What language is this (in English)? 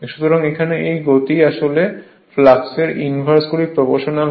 Bangla